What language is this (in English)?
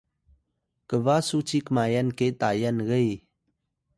Atayal